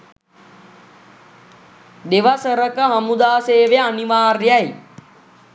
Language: Sinhala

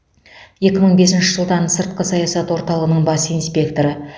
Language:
Kazakh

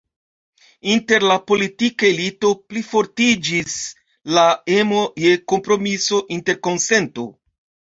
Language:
Esperanto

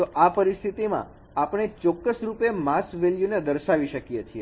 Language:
Gujarati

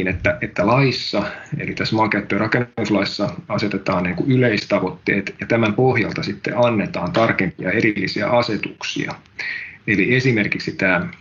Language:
Finnish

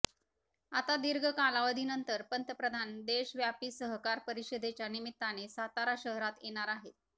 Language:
Marathi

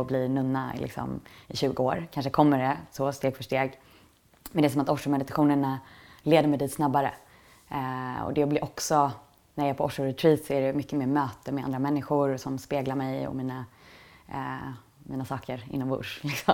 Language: Swedish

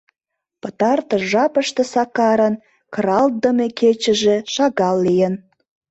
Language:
Mari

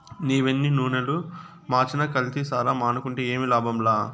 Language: Telugu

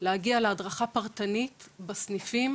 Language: Hebrew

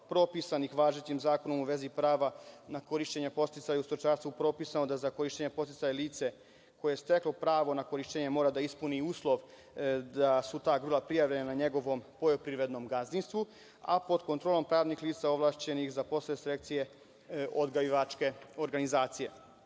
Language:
Serbian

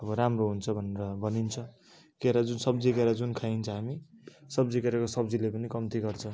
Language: Nepali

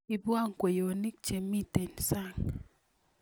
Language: Kalenjin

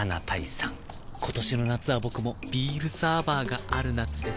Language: Japanese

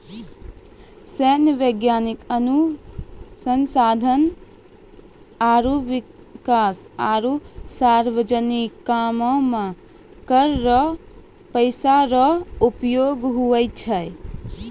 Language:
Maithili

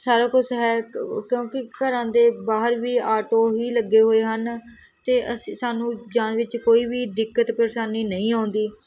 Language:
Punjabi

